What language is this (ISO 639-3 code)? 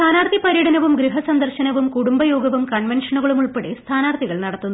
mal